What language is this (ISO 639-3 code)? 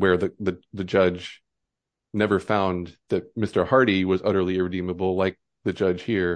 eng